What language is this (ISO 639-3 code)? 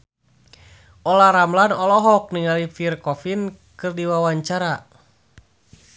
sun